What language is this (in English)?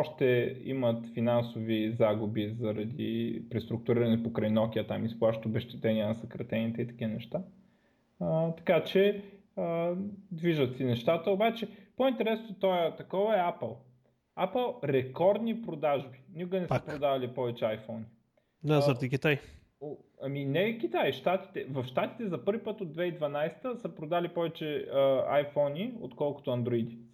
Bulgarian